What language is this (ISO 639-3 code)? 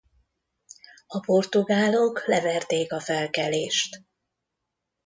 hun